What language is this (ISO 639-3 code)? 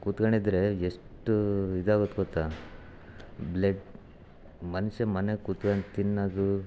kan